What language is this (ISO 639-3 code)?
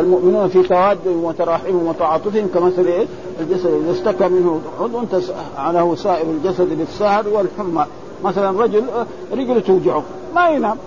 ara